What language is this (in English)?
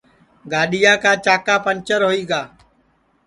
Sansi